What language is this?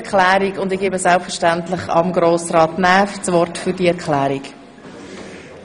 Swiss German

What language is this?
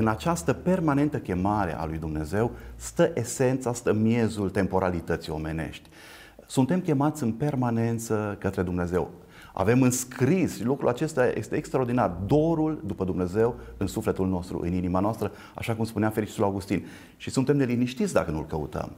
Romanian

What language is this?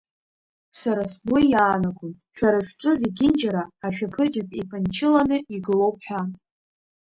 Abkhazian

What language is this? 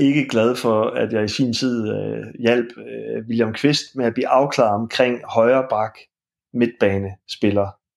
Danish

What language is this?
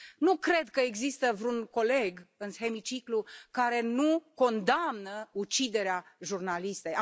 Romanian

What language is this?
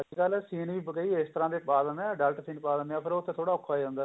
Punjabi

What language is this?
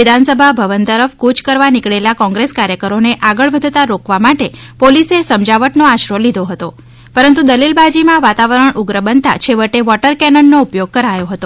Gujarati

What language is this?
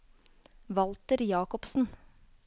Norwegian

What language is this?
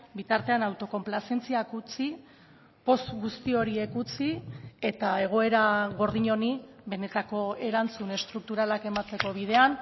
Basque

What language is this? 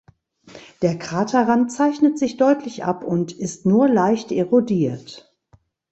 German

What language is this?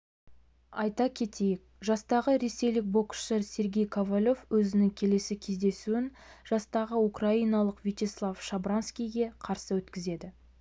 Kazakh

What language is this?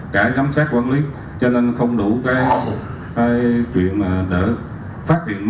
Vietnamese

